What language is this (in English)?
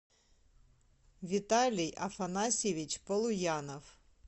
Russian